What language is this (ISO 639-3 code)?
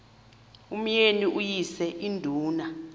xho